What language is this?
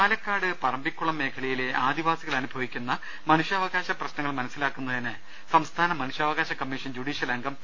Malayalam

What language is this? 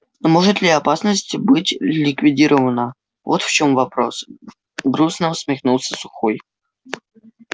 Russian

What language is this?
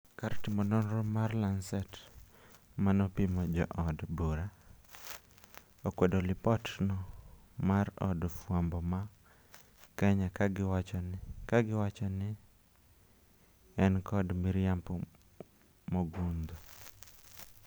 Luo (Kenya and Tanzania)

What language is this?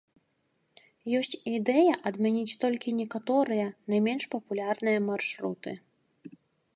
Belarusian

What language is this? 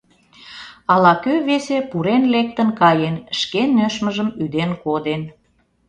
Mari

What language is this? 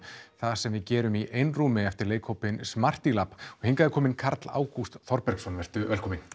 Icelandic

